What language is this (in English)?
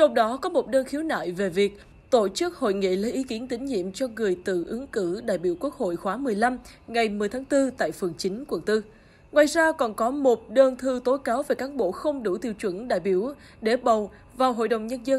Vietnamese